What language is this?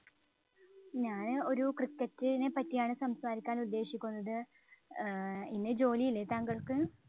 Malayalam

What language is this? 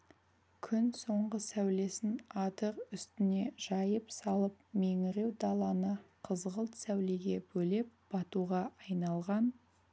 Kazakh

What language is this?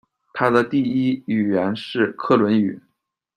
Chinese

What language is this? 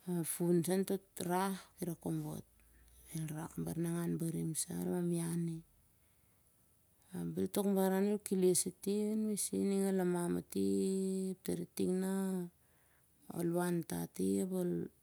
Siar-Lak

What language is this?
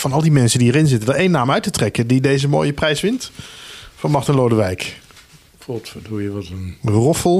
Dutch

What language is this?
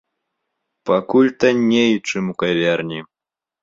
Belarusian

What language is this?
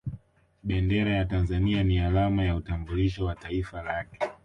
Swahili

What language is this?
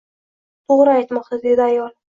Uzbek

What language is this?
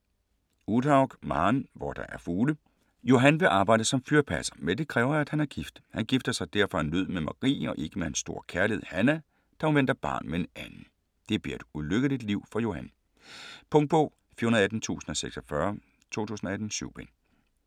Danish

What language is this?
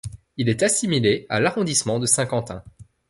French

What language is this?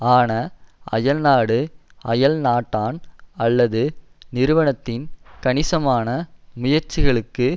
Tamil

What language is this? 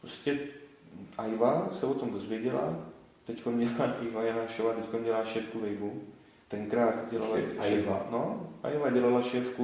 Czech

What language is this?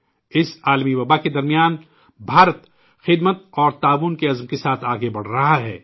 Urdu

